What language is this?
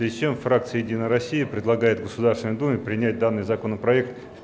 Russian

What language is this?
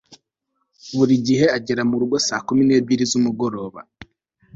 Kinyarwanda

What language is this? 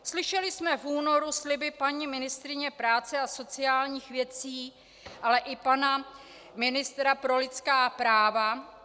Czech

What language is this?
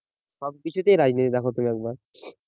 Bangla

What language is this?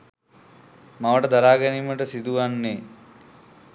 Sinhala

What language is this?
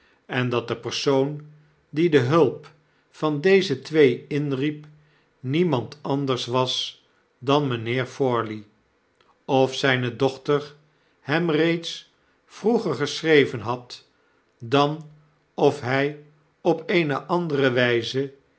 Dutch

